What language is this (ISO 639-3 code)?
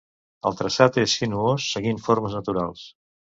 cat